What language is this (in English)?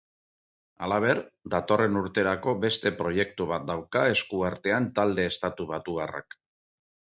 Basque